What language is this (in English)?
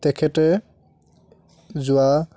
Assamese